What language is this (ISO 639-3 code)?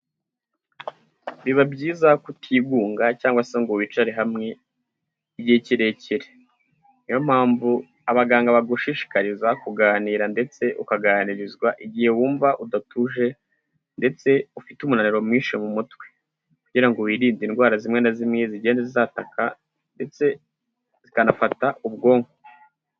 kin